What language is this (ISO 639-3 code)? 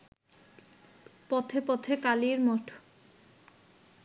ben